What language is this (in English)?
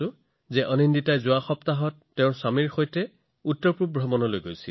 Assamese